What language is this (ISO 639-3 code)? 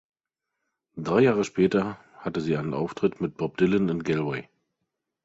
deu